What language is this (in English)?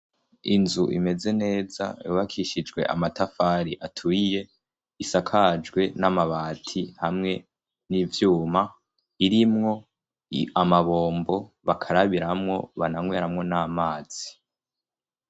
Rundi